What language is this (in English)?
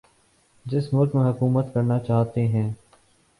Urdu